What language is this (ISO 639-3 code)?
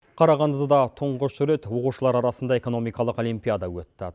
kaz